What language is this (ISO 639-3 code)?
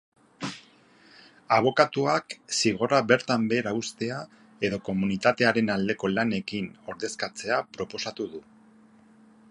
eus